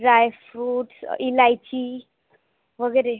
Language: Marathi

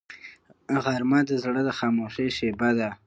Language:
Pashto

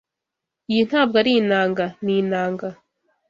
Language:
Kinyarwanda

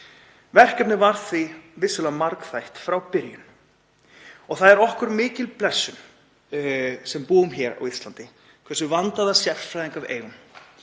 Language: Icelandic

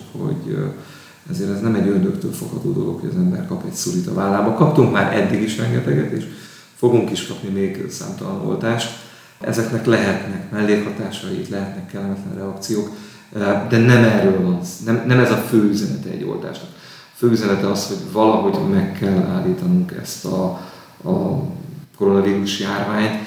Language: Hungarian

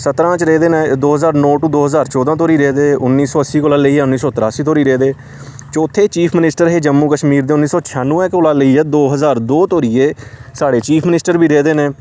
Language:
Dogri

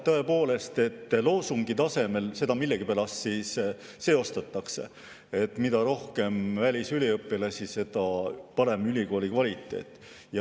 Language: Estonian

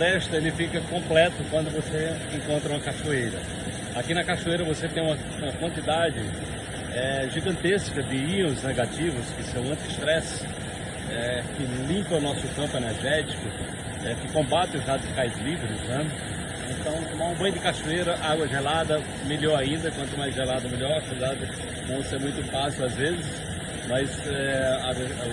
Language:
Portuguese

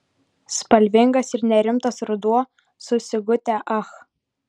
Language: Lithuanian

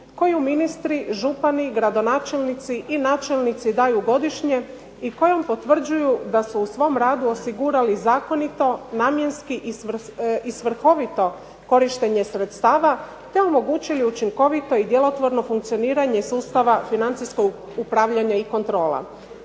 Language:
Croatian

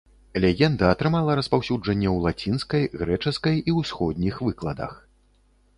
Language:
Belarusian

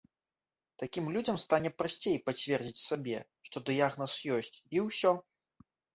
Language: Belarusian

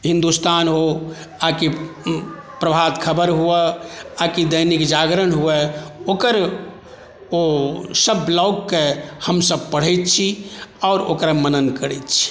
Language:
Maithili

